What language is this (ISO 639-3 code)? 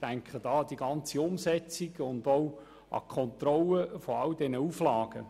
gsw